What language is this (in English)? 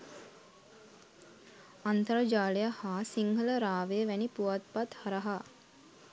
Sinhala